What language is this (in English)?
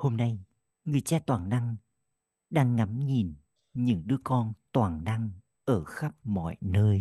Vietnamese